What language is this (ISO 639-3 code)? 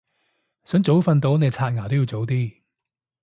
yue